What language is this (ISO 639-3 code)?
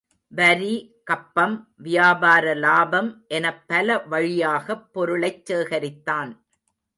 tam